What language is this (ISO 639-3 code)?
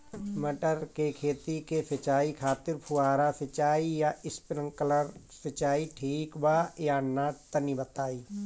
bho